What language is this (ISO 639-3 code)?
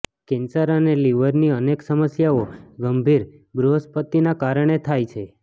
guj